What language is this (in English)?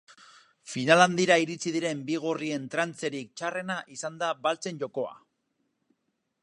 Basque